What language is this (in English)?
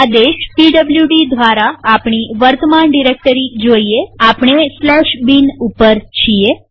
Gujarati